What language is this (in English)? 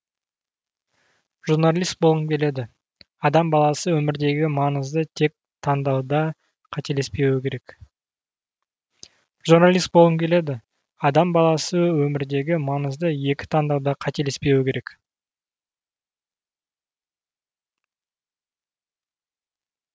Kazakh